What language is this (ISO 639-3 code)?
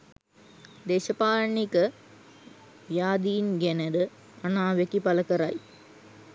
sin